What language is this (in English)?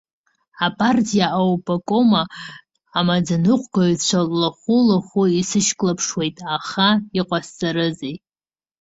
Abkhazian